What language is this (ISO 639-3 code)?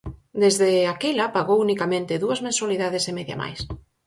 glg